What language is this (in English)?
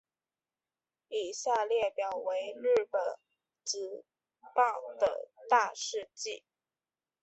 Chinese